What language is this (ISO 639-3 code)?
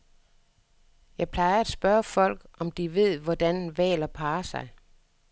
dan